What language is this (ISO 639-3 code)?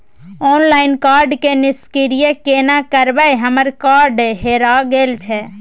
mai